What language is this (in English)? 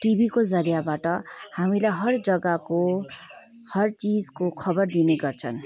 Nepali